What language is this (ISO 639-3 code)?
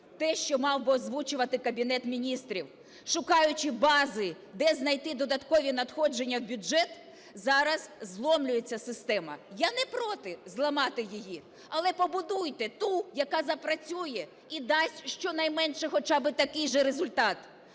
ukr